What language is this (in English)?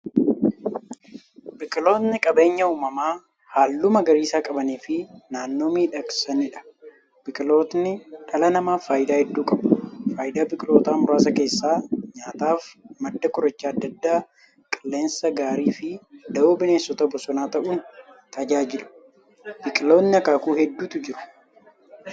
Oromo